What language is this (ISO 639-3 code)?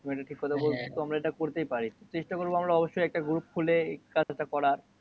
ben